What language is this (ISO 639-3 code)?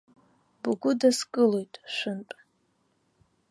abk